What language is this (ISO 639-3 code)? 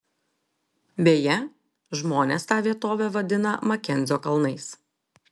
lit